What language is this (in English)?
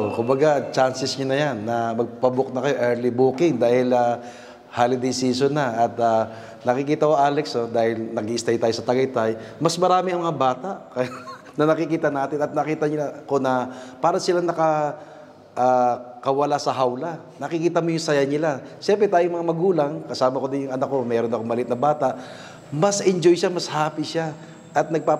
Filipino